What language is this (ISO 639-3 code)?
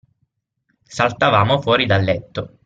ita